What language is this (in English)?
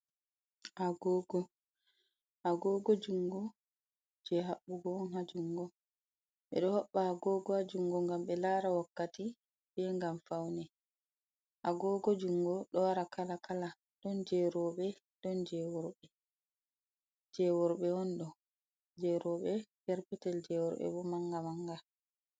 Fula